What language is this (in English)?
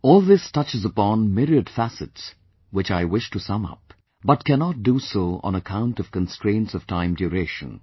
English